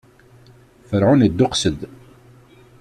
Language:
Kabyle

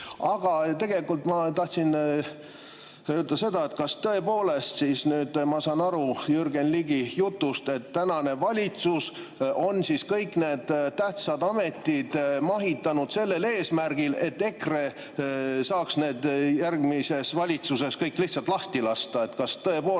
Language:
Estonian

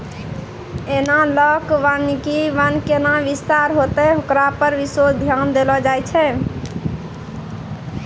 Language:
Maithili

